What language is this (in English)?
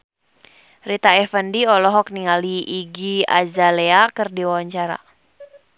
Sundanese